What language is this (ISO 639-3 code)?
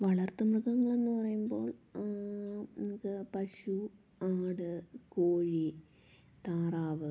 mal